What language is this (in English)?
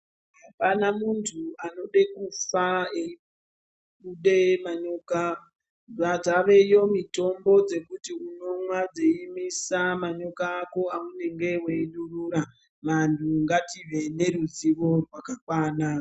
Ndau